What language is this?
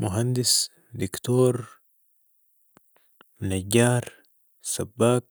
Sudanese Arabic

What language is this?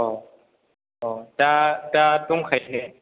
Bodo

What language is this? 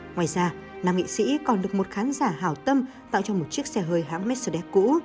Vietnamese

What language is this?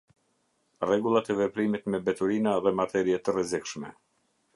Albanian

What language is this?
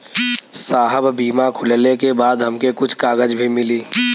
Bhojpuri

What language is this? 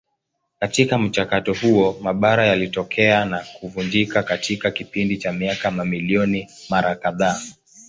Swahili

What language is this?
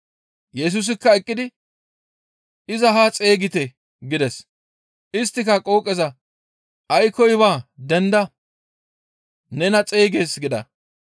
Gamo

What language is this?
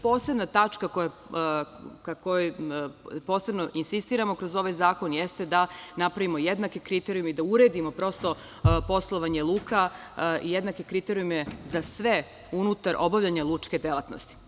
Serbian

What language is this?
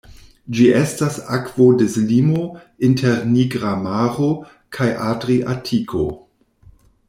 Esperanto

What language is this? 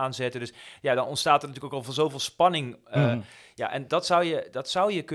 Dutch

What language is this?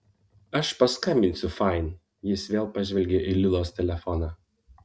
Lithuanian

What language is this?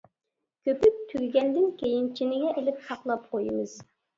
Uyghur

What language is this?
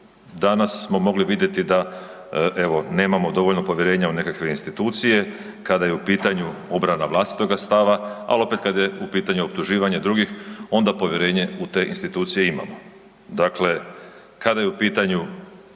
Croatian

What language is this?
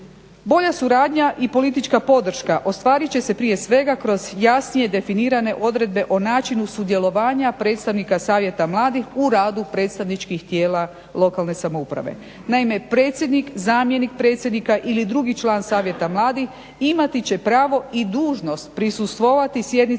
Croatian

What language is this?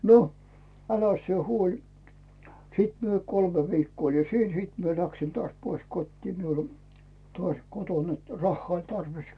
Finnish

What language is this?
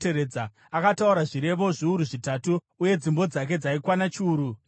Shona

